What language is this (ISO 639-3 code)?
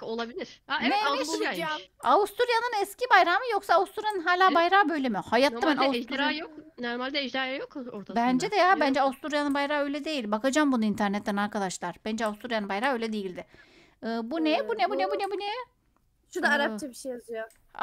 tur